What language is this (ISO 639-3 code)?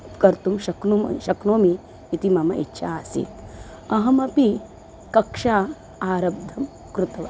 san